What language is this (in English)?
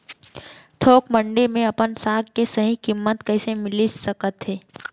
Chhattisgarhi